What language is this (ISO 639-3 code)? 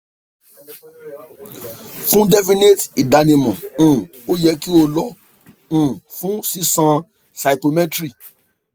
yor